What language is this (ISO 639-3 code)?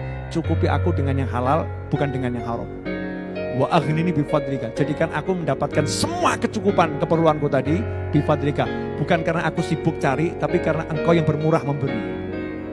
ind